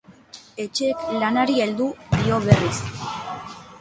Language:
Basque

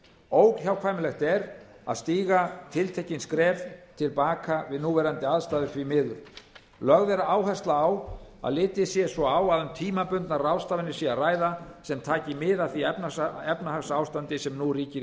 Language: Icelandic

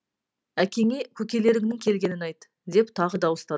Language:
Kazakh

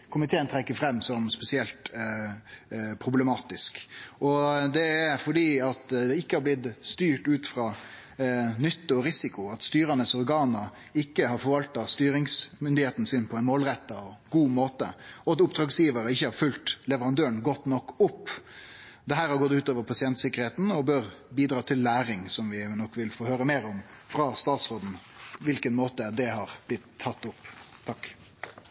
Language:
Norwegian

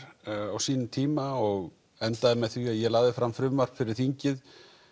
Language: Icelandic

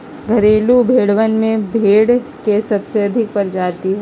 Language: Magahi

